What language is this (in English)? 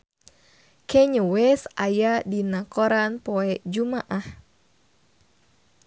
Sundanese